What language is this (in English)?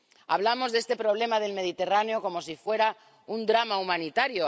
Spanish